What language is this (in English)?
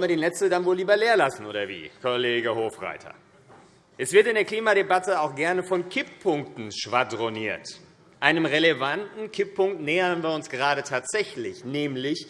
German